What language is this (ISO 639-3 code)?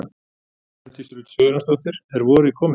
isl